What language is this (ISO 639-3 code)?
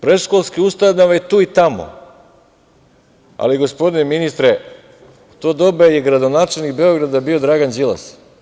srp